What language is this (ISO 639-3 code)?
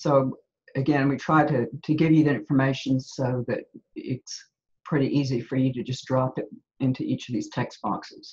eng